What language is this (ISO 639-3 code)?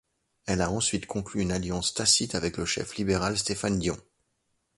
fra